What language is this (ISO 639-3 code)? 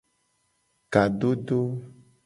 gej